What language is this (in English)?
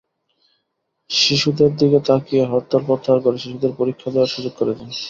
Bangla